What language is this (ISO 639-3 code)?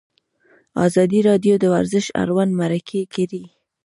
pus